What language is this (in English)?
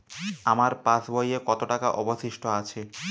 Bangla